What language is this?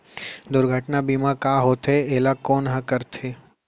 Chhattisgarhi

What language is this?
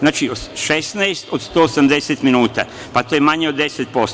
Serbian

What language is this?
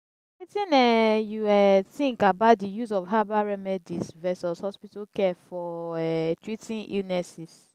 Nigerian Pidgin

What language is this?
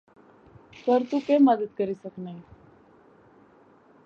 Pahari-Potwari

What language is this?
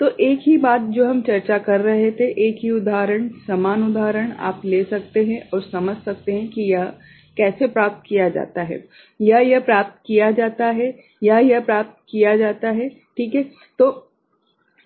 Hindi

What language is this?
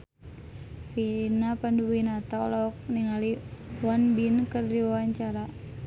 Sundanese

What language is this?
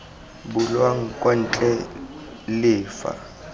Tswana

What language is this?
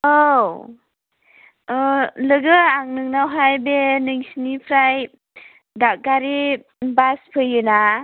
Bodo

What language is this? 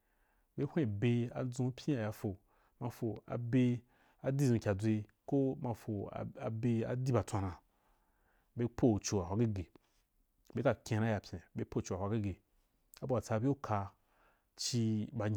Wapan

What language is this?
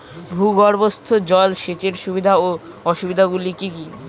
Bangla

